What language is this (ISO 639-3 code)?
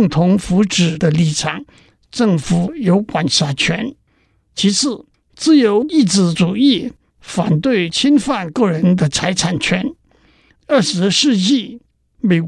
zho